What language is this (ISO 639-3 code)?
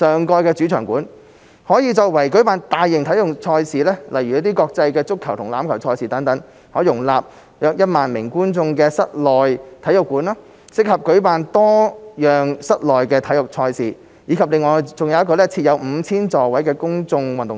yue